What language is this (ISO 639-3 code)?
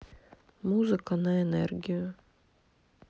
rus